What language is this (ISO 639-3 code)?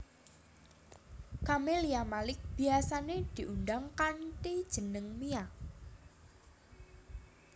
jav